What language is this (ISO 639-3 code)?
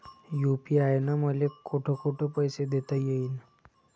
mar